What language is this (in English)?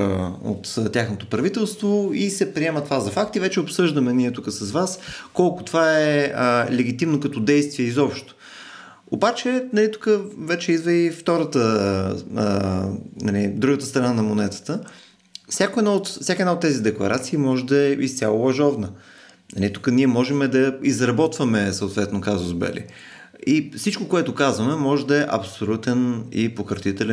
Bulgarian